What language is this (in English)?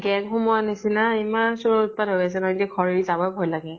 Assamese